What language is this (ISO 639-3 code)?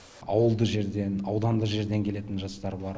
kaz